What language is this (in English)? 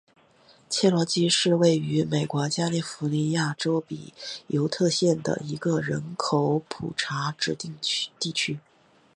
Chinese